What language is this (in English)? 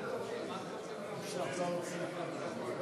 Hebrew